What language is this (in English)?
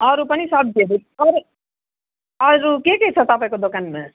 Nepali